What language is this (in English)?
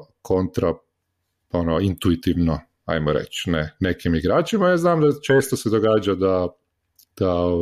Croatian